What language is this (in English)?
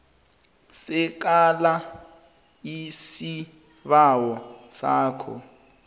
South Ndebele